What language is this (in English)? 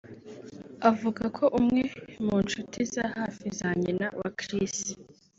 Kinyarwanda